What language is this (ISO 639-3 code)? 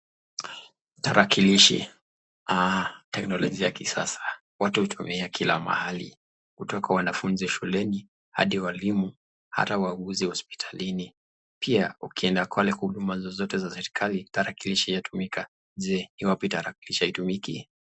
swa